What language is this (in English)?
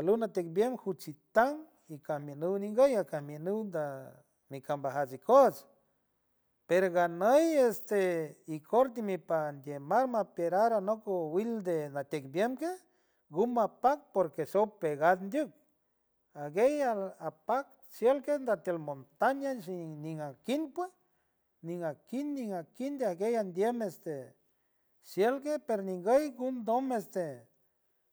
San Francisco Del Mar Huave